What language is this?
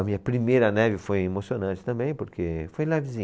Portuguese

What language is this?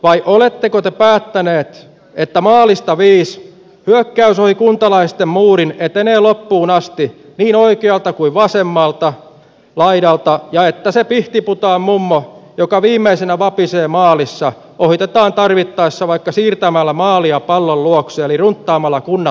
Finnish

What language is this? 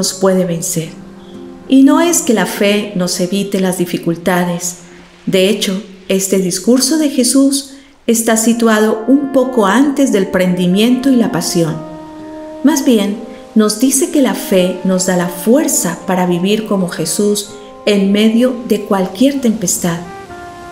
Spanish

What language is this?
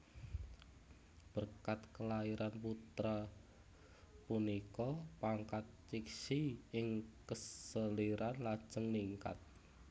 Javanese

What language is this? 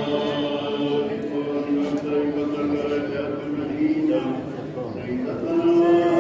Arabic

